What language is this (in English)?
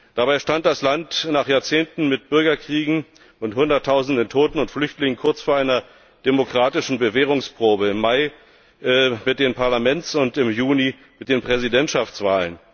German